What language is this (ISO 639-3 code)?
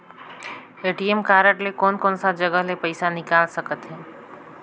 hne